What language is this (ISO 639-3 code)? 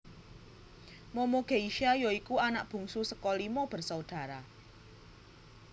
jav